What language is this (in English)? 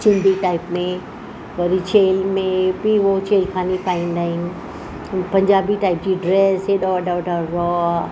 Sindhi